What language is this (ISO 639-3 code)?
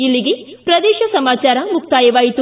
kan